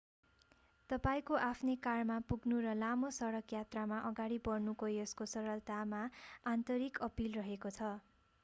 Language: Nepali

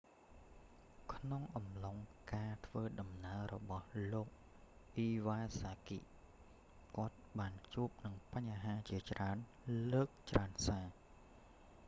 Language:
Khmer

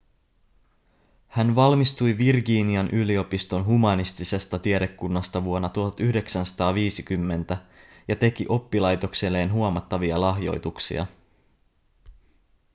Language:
Finnish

